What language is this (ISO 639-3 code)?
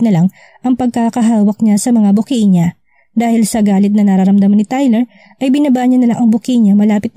fil